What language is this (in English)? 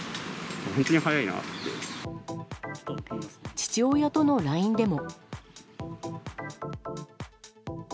Japanese